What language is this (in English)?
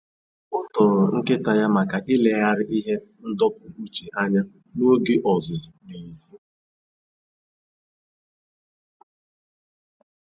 Igbo